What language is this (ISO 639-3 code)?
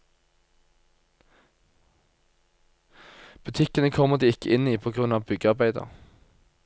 nor